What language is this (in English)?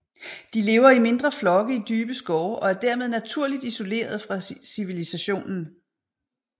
Danish